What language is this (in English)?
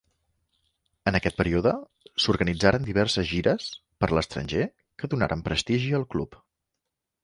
Catalan